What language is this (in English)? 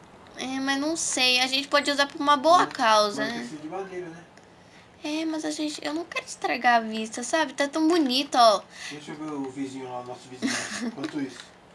Portuguese